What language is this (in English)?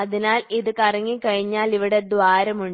Malayalam